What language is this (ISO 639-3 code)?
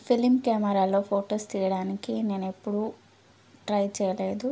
tel